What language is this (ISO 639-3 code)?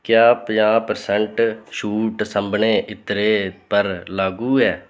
doi